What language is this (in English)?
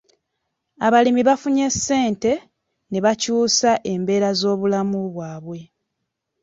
Ganda